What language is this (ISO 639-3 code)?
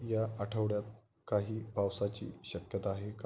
mar